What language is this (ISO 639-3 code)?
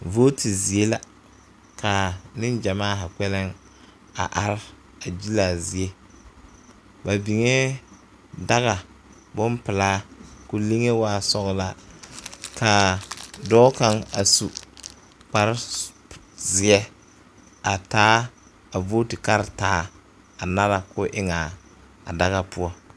dga